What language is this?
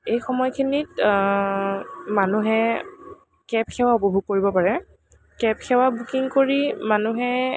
Assamese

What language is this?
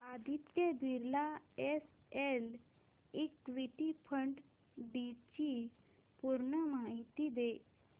Marathi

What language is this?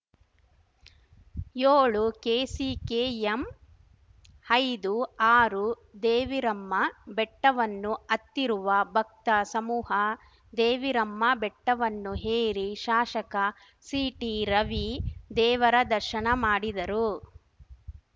Kannada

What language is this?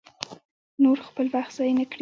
Pashto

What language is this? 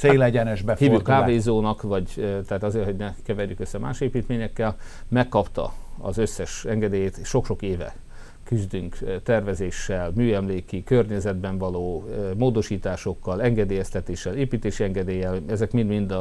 Hungarian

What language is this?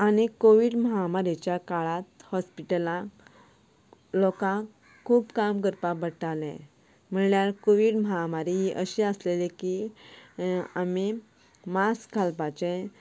Konkani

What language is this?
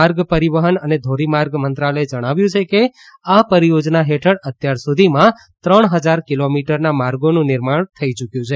Gujarati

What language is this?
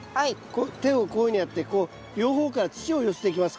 Japanese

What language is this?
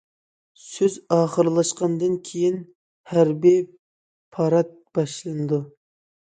Uyghur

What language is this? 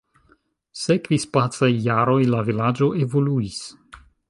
Esperanto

